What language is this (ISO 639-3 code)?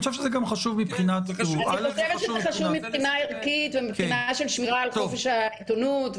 heb